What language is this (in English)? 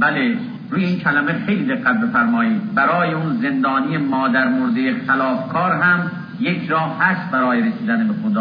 Persian